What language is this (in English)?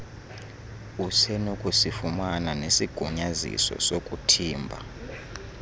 Xhosa